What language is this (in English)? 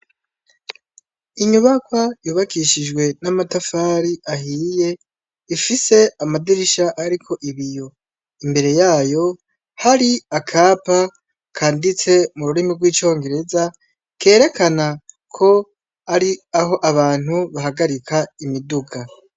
Rundi